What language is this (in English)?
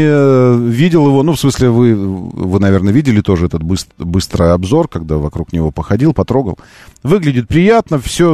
Russian